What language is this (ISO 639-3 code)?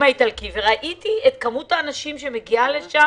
heb